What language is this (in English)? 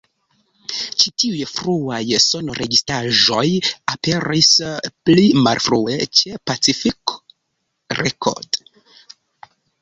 Esperanto